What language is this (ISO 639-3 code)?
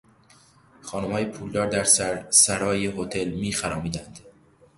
fas